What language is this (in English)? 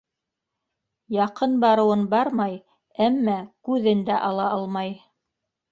Bashkir